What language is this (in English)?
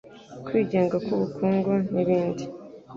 Kinyarwanda